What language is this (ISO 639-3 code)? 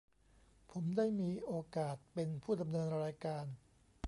tha